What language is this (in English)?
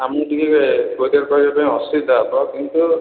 Odia